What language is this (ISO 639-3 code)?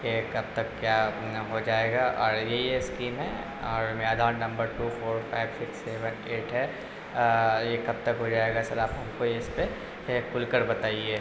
urd